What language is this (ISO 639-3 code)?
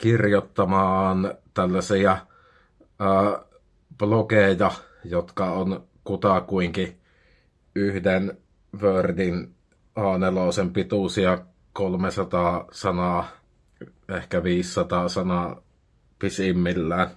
fin